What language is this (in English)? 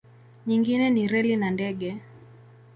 Swahili